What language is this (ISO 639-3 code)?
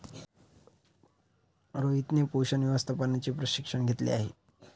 mar